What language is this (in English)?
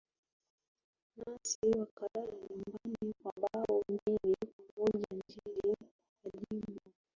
Swahili